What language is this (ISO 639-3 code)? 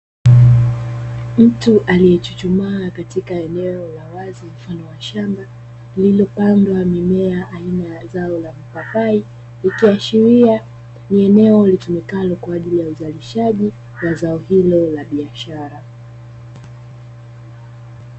swa